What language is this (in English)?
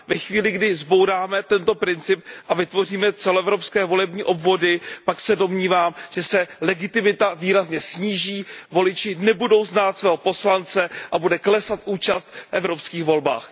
Czech